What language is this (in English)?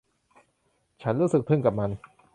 Thai